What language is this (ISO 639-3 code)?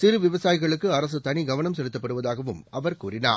tam